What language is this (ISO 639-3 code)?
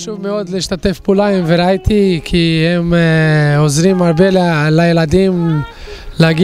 heb